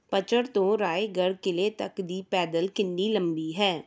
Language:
Punjabi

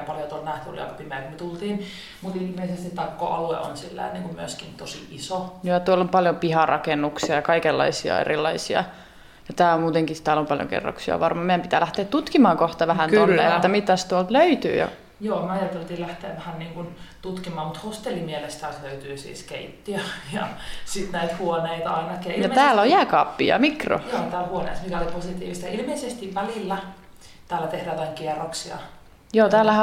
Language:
Finnish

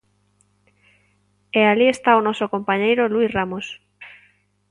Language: Galician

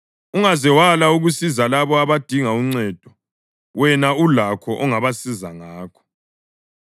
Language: North Ndebele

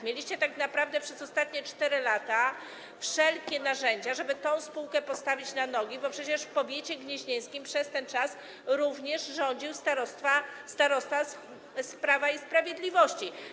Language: Polish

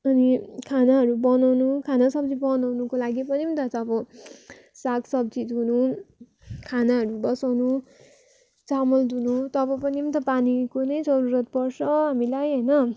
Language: Nepali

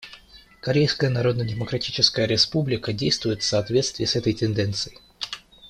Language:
Russian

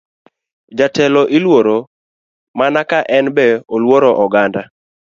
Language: Luo (Kenya and Tanzania)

